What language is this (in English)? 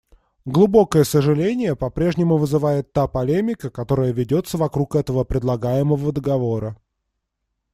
Russian